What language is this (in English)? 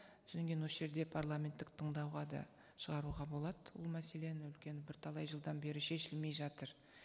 Kazakh